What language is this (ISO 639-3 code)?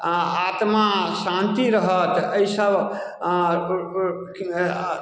mai